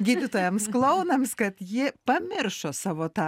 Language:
Lithuanian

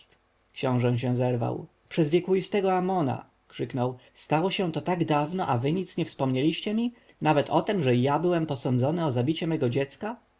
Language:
Polish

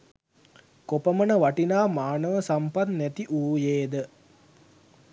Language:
Sinhala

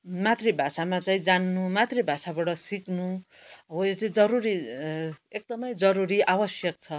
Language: Nepali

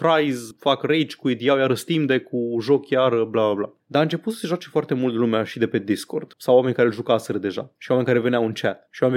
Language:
Romanian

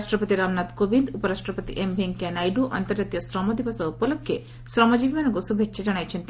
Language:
Odia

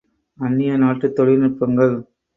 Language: Tamil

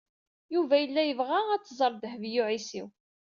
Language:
Kabyle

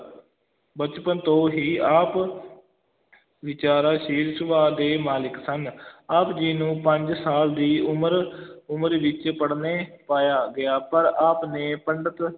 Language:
Punjabi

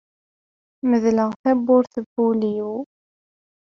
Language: Kabyle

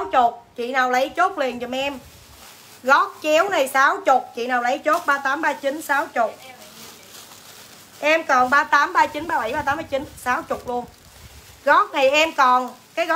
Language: Vietnamese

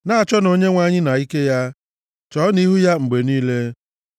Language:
Igbo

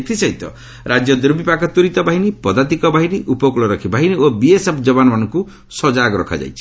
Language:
Odia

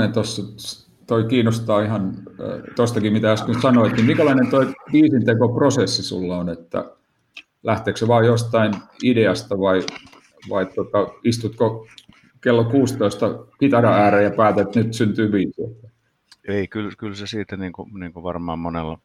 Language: Finnish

